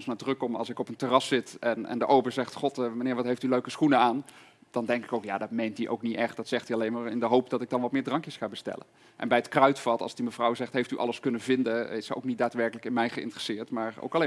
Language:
Dutch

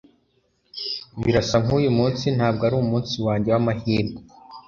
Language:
Kinyarwanda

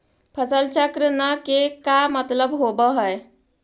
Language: Magahi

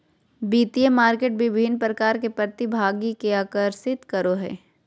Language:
Magahi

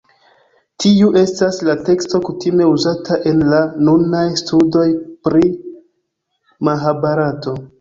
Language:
Esperanto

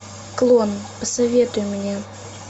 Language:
Russian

